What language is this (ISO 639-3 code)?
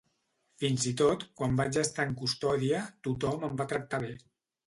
cat